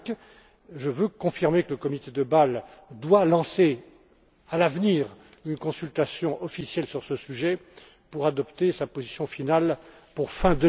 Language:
French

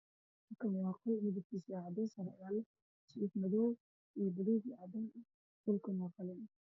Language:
Somali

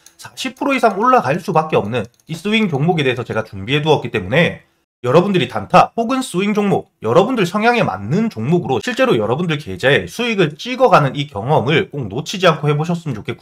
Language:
Korean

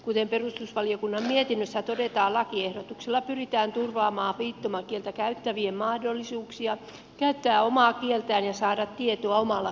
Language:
Finnish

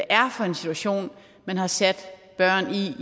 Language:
Danish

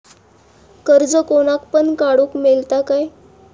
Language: Marathi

